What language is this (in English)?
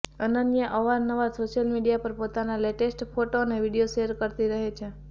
Gujarati